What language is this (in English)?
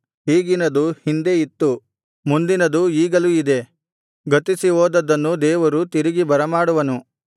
Kannada